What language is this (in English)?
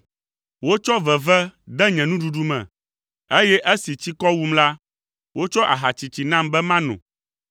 Ewe